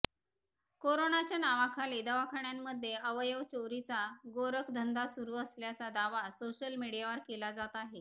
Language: Marathi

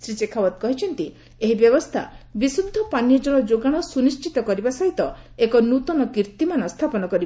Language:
Odia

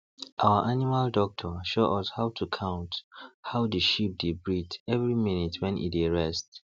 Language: Nigerian Pidgin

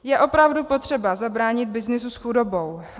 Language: Czech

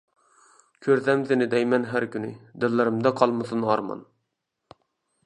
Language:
Uyghur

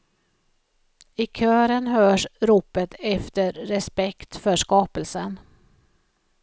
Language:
Swedish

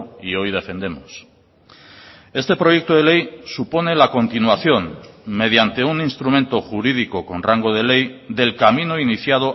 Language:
Spanish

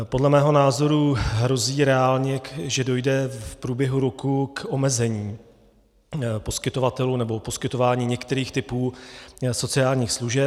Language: Czech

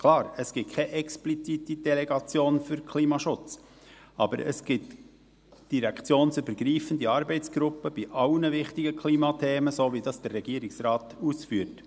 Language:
Swiss German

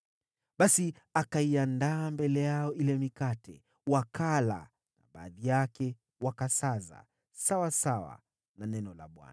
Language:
Swahili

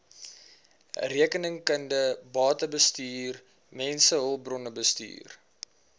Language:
Afrikaans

